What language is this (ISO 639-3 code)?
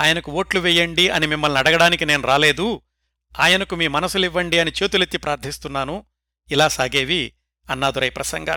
tel